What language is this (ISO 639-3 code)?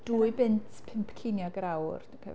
cym